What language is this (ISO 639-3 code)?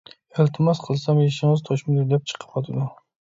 uig